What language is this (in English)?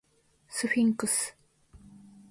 Japanese